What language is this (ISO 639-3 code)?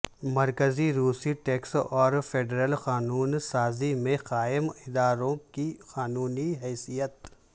urd